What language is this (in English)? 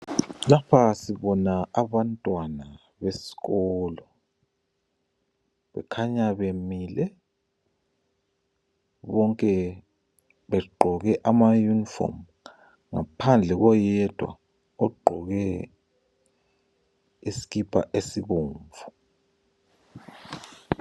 North Ndebele